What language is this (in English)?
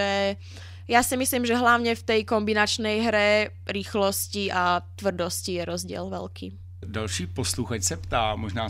Czech